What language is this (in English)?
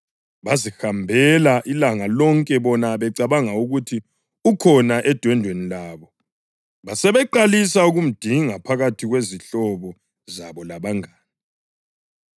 North Ndebele